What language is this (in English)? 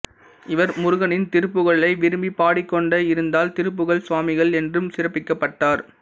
Tamil